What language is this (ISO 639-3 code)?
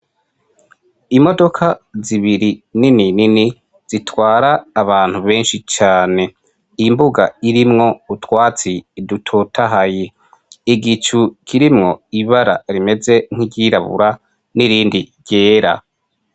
run